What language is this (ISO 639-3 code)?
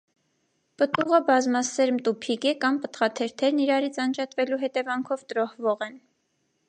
hye